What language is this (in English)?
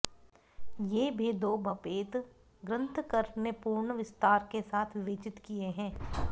Sanskrit